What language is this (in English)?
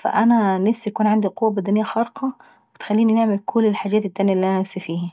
Saidi Arabic